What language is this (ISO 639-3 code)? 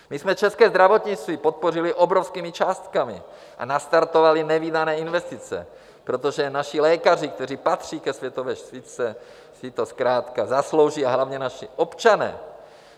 ces